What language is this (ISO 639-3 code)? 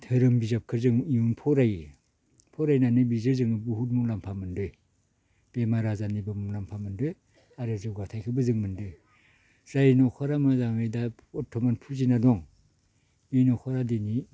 brx